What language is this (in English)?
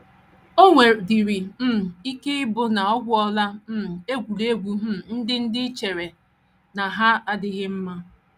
Igbo